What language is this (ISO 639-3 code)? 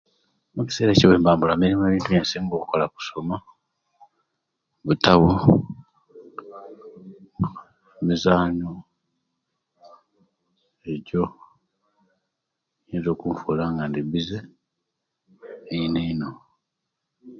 lke